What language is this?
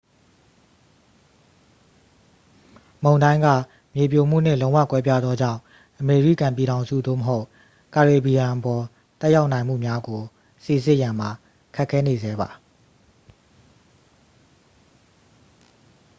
Burmese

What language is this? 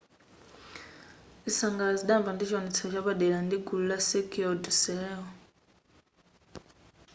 Nyanja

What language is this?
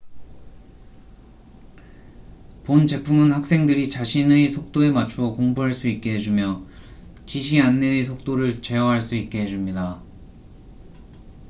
Korean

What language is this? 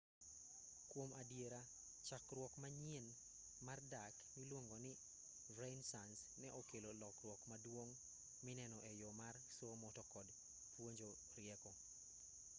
Luo (Kenya and Tanzania)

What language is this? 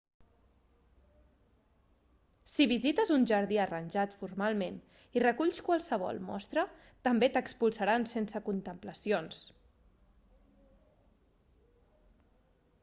Catalan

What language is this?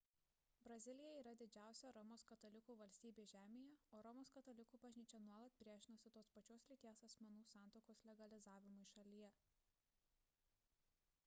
Lithuanian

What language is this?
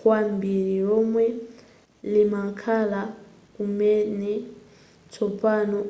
Nyanja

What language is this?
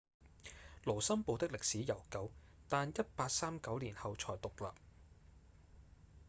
Cantonese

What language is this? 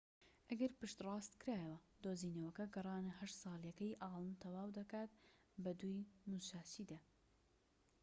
Central Kurdish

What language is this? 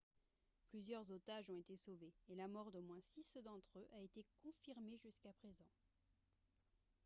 French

